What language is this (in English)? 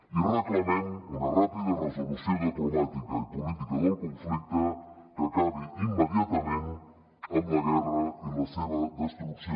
Catalan